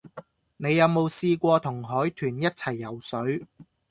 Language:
Cantonese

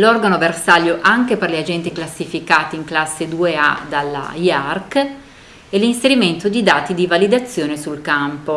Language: Italian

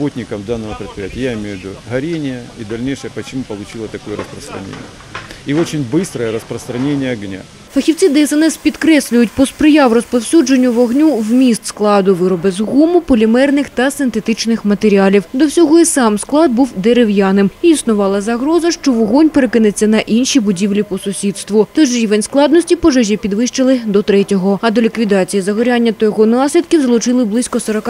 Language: Russian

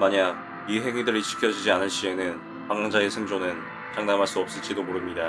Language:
Korean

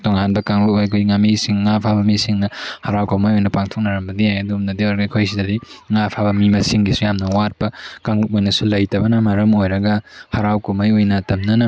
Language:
Manipuri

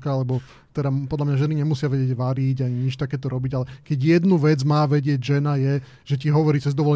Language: Slovak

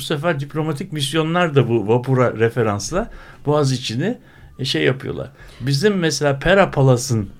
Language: Turkish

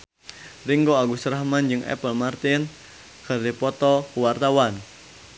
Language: Sundanese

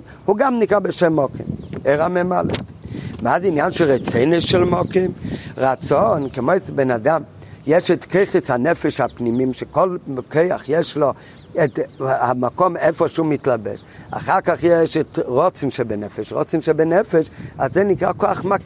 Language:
Hebrew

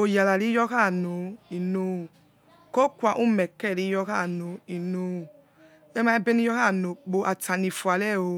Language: Yekhee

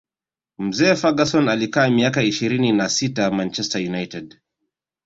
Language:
Swahili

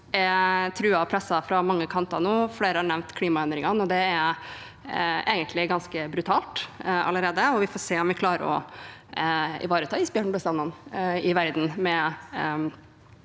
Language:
Norwegian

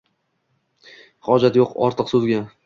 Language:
Uzbek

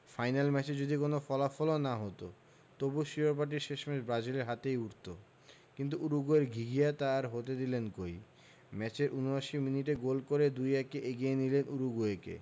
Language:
Bangla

